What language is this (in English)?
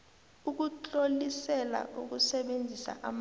South Ndebele